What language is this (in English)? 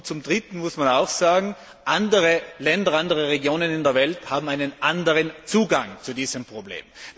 German